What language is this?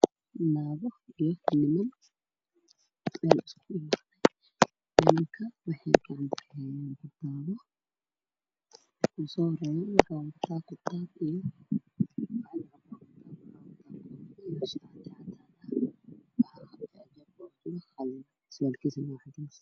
Somali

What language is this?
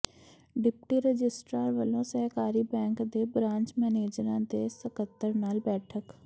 Punjabi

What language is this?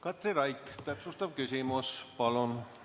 Estonian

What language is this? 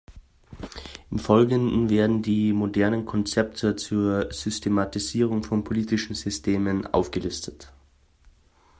German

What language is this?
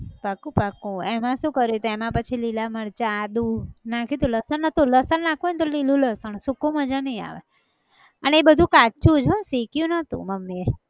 Gujarati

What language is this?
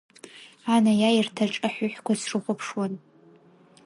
Abkhazian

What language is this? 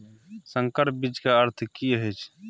Maithili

